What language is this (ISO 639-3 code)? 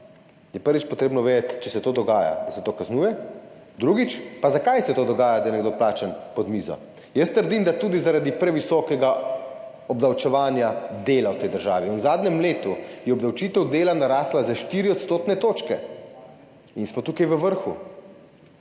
slv